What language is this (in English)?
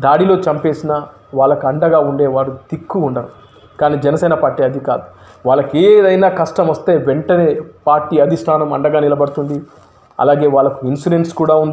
Hindi